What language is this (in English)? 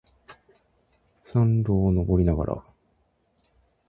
Japanese